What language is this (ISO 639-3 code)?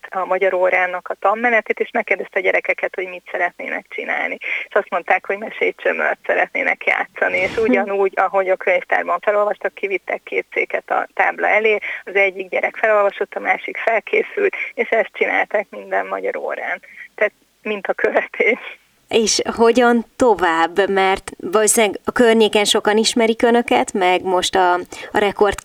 hun